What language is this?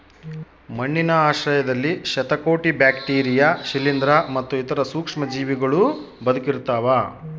Kannada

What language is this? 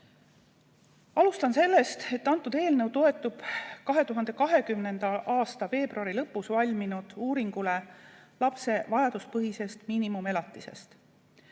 Estonian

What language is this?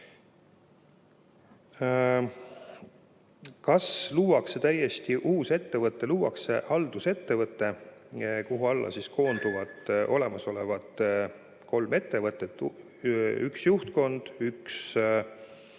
Estonian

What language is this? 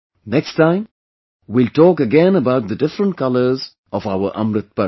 English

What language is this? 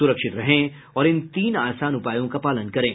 Hindi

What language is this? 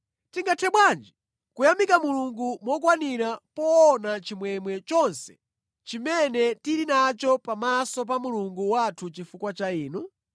Nyanja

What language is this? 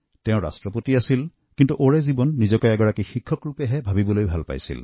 Assamese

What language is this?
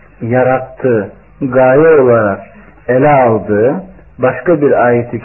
Turkish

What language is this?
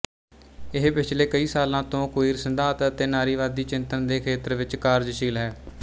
Punjabi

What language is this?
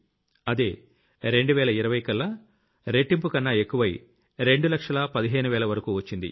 Telugu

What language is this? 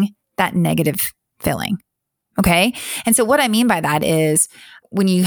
English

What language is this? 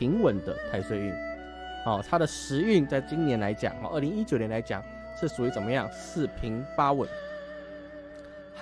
Chinese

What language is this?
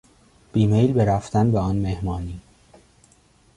Persian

